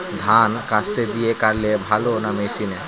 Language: Bangla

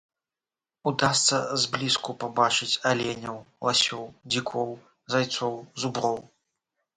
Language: Belarusian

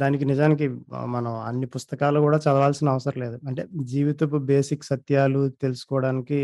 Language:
Telugu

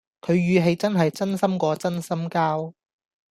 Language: Cantonese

